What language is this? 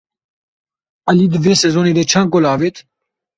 Kurdish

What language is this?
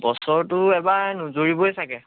Assamese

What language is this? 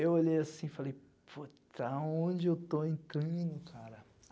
Portuguese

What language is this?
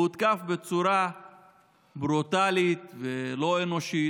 Hebrew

